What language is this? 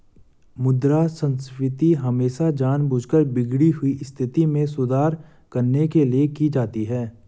Hindi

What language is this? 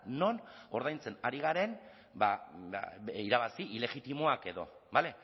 Basque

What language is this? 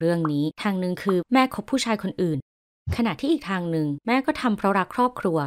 Thai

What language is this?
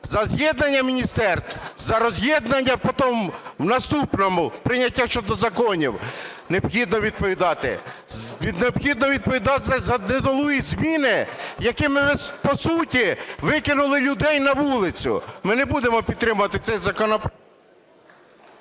Ukrainian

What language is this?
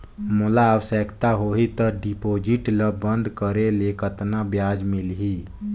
Chhattisgarhi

